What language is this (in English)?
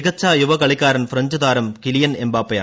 Malayalam